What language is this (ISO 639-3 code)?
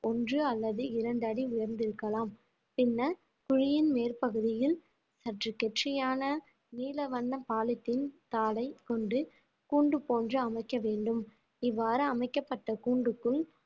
tam